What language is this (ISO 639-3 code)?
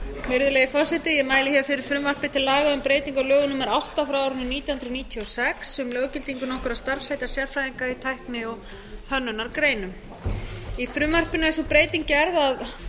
isl